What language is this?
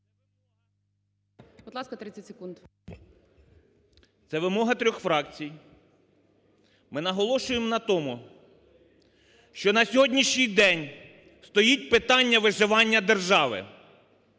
Ukrainian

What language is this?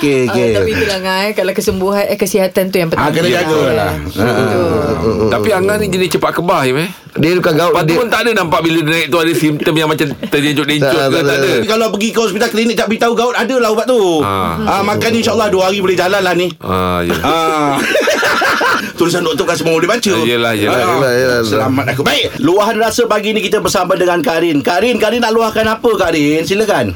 Malay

